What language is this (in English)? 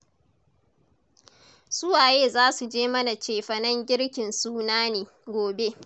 Hausa